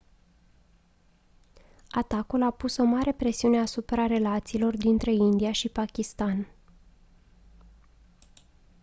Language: Romanian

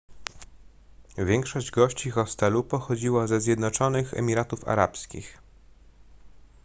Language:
Polish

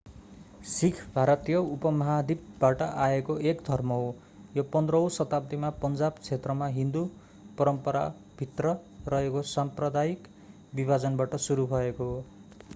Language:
Nepali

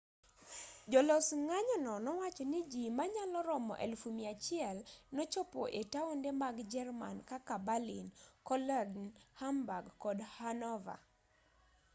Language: Luo (Kenya and Tanzania)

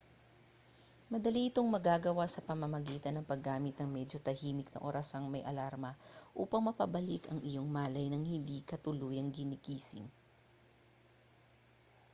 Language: Filipino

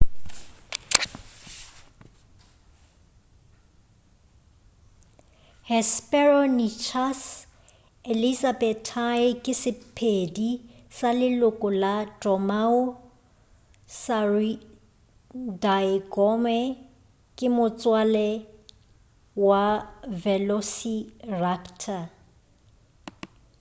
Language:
Northern Sotho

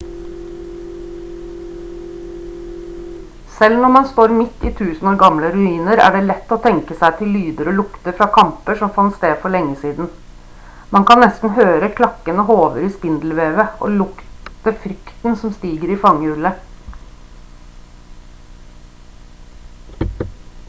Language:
Norwegian Bokmål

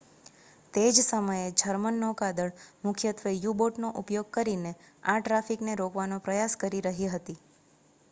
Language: Gujarati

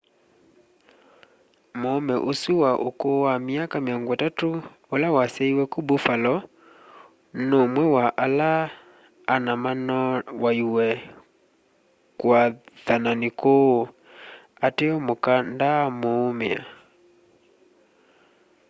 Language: Kamba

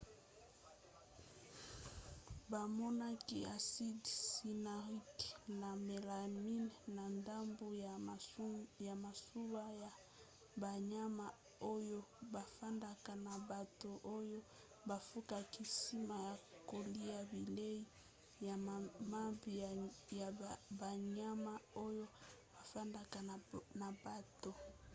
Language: Lingala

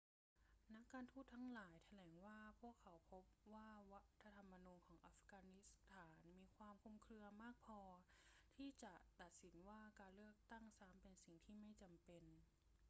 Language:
Thai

